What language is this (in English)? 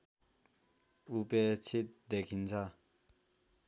Nepali